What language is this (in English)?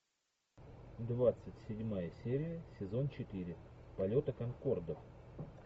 Russian